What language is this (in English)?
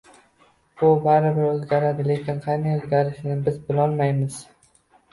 Uzbek